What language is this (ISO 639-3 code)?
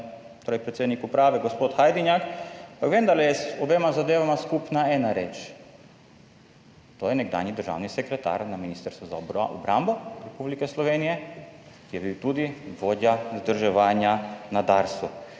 slv